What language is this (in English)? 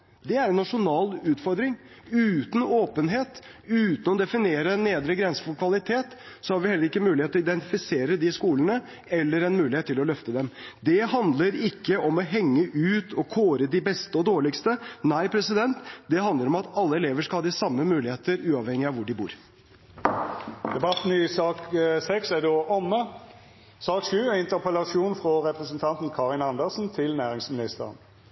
Norwegian